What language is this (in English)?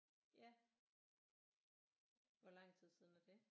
Danish